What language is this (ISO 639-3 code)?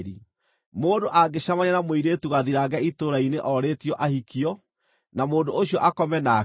kik